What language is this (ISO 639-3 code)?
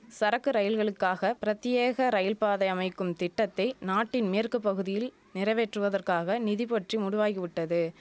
tam